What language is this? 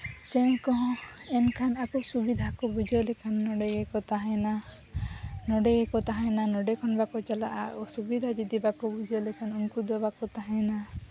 Santali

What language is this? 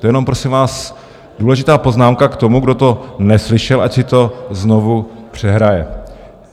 Czech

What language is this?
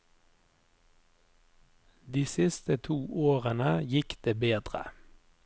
Norwegian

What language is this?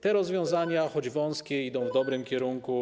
Polish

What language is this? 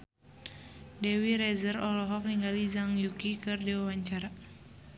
Sundanese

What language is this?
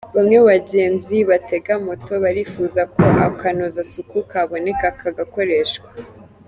Kinyarwanda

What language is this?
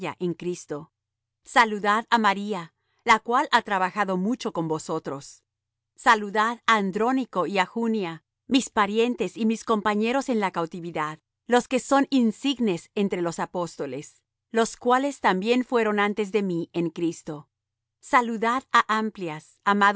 Spanish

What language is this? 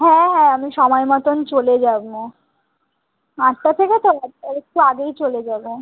Bangla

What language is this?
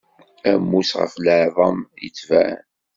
Kabyle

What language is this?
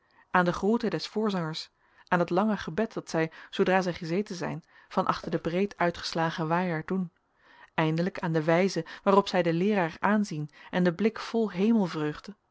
Dutch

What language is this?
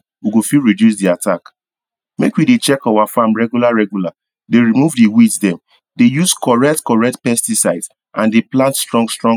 Nigerian Pidgin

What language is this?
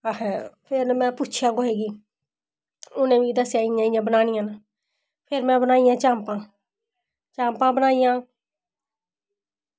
Dogri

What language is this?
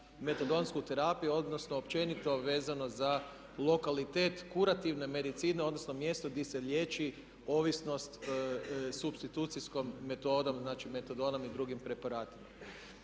Croatian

